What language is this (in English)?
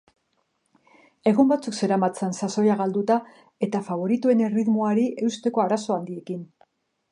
Basque